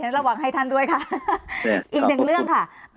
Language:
Thai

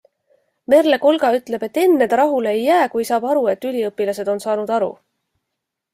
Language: Estonian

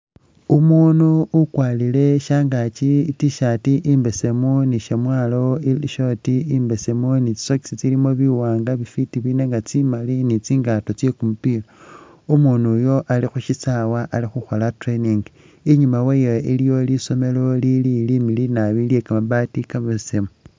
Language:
Masaaba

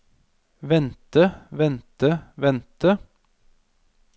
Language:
Norwegian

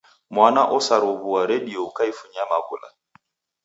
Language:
Taita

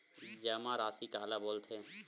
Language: Chhattisgarhi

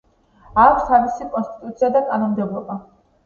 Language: Georgian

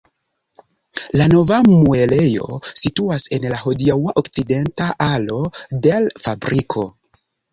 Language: Esperanto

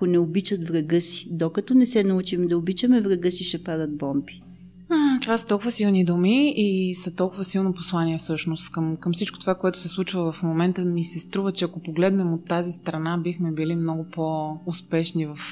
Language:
Bulgarian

